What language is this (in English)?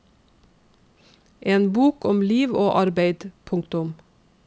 Norwegian